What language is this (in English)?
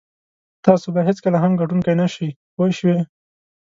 Pashto